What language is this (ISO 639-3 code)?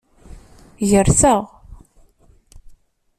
kab